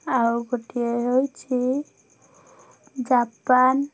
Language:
Odia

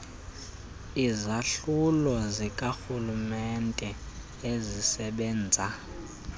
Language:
Xhosa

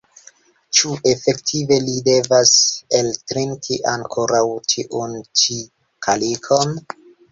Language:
Esperanto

